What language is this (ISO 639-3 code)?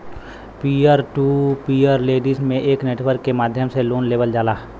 bho